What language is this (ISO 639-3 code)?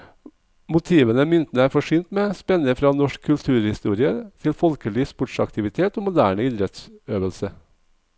nor